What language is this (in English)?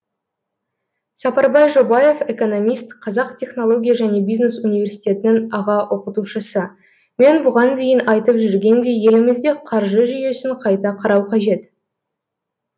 Kazakh